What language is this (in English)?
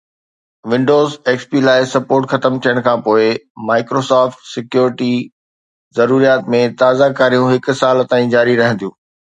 Sindhi